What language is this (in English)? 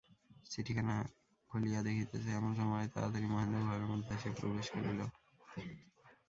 Bangla